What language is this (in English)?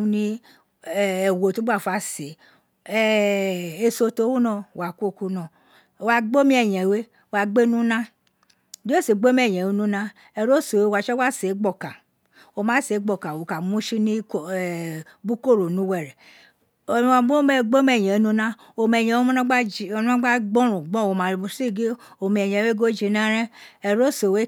Isekiri